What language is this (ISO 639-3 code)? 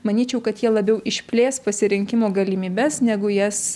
lit